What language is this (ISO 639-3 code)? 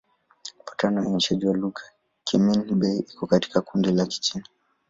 swa